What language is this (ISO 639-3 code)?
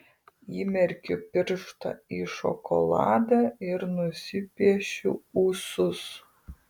lit